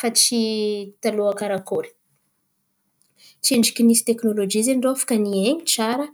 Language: Antankarana Malagasy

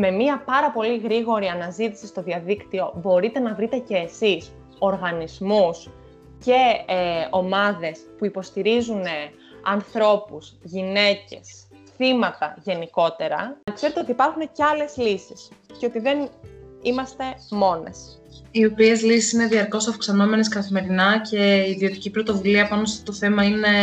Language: Greek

